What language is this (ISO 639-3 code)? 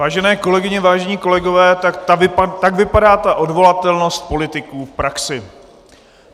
ces